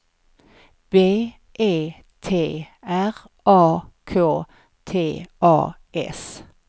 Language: Swedish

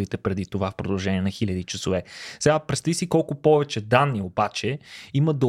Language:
Bulgarian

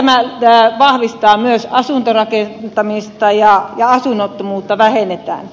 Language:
Finnish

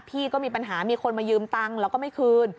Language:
Thai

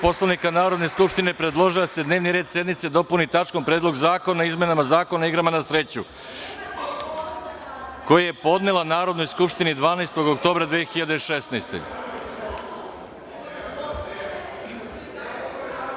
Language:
Serbian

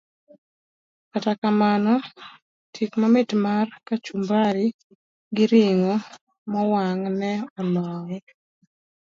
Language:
Luo (Kenya and Tanzania)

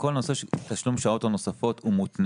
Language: Hebrew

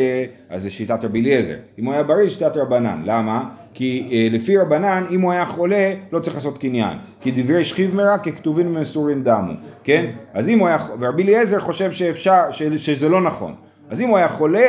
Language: Hebrew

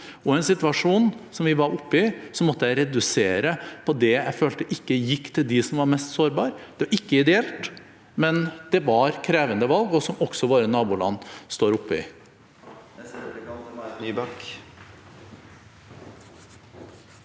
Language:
Norwegian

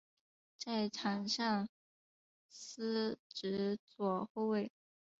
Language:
Chinese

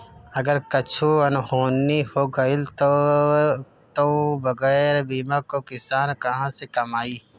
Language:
Bhojpuri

